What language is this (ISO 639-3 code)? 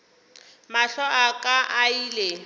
nso